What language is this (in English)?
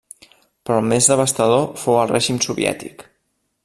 Catalan